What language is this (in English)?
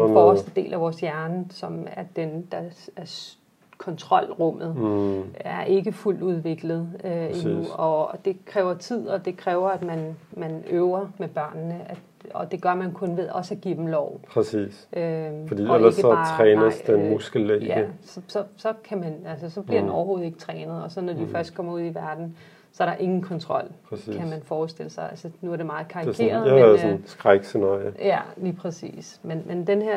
Danish